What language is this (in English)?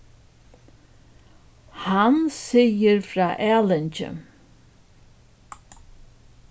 Faroese